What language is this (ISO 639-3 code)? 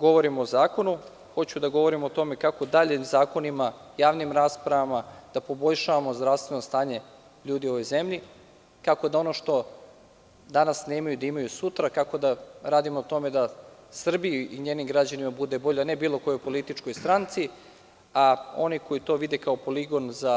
srp